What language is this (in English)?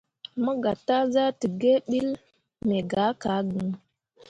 Mundang